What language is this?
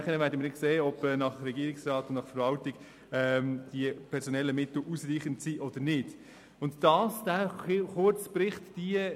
Swiss German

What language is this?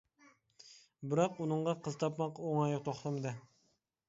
Uyghur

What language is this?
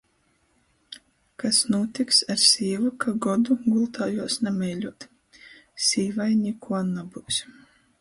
Latgalian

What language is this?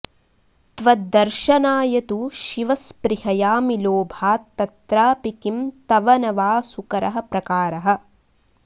Sanskrit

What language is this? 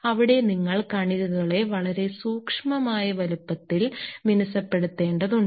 Malayalam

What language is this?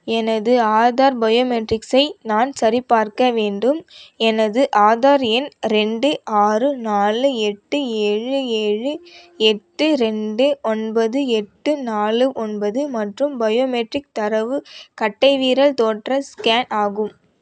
Tamil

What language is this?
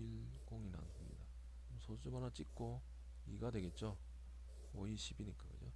Korean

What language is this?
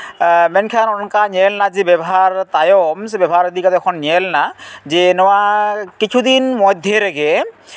Santali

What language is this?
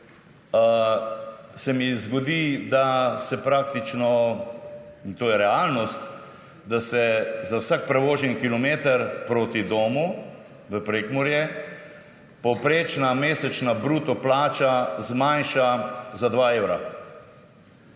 Slovenian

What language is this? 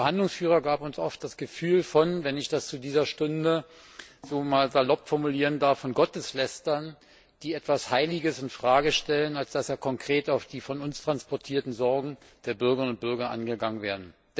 German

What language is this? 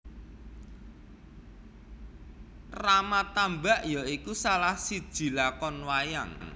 Javanese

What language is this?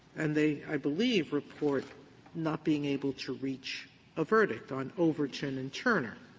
English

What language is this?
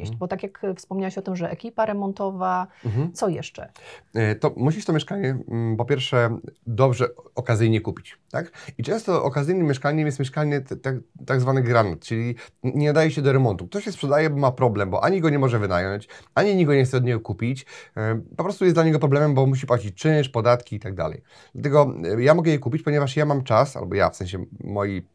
Polish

